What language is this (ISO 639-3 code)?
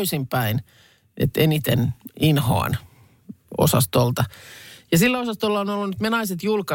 fin